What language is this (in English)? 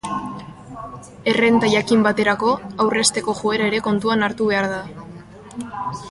Basque